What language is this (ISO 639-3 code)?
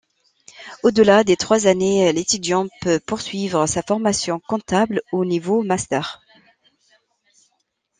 fra